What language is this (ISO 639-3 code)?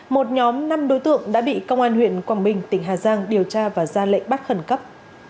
vie